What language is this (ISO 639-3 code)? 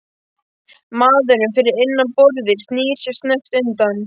isl